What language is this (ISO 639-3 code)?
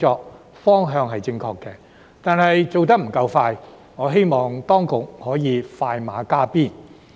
yue